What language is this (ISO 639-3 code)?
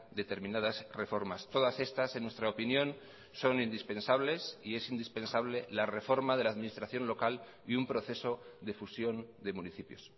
spa